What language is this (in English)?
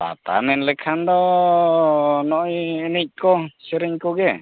Santali